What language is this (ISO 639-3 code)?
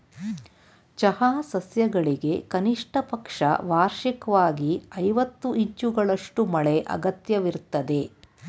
kan